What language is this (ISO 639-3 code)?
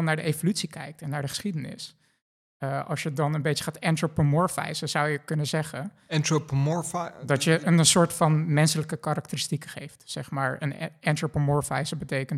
nld